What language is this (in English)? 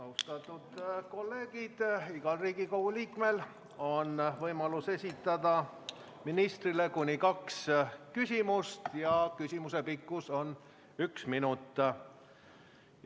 Estonian